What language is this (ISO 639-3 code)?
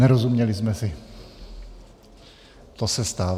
ces